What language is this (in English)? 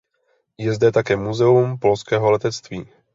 Czech